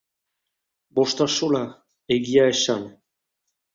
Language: Basque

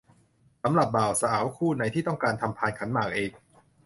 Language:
Thai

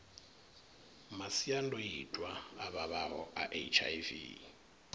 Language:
Venda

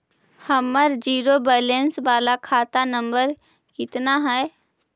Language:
Magahi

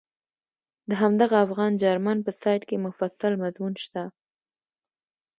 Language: Pashto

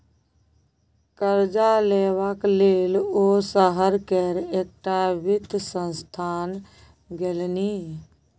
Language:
Maithili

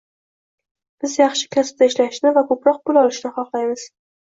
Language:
Uzbek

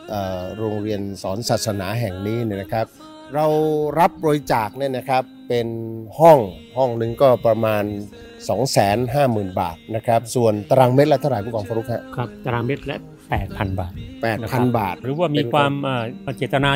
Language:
Thai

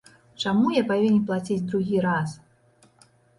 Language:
Belarusian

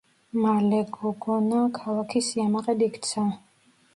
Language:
Georgian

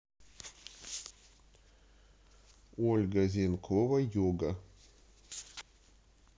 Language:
Russian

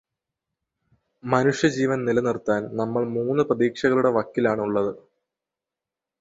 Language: Malayalam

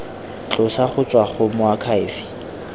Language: Tswana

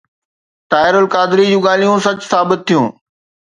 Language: Sindhi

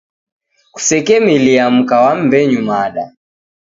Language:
Taita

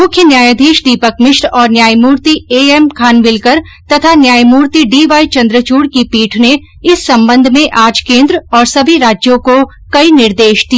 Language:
Hindi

